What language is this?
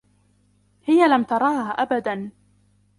Arabic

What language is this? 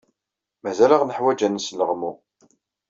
Kabyle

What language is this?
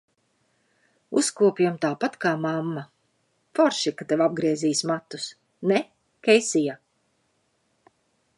Latvian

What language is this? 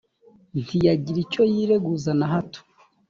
Kinyarwanda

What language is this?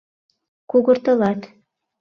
Mari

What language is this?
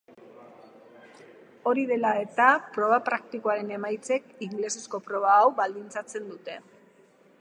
Basque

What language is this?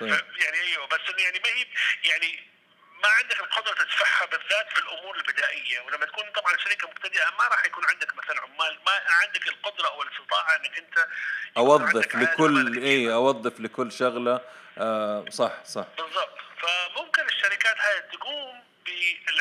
Arabic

